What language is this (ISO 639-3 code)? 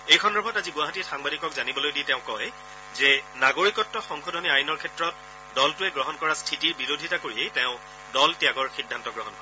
asm